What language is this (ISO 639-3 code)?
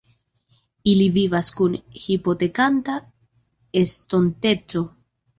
epo